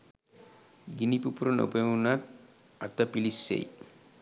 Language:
Sinhala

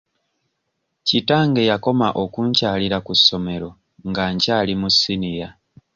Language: Ganda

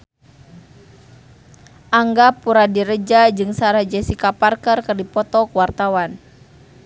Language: Sundanese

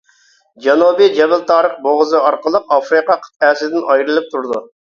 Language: Uyghur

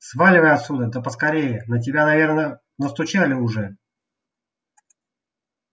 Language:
Russian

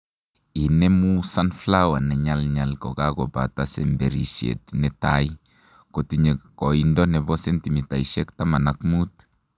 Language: Kalenjin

